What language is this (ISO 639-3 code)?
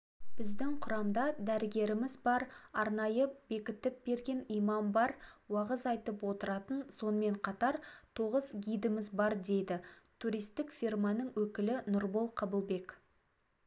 kaz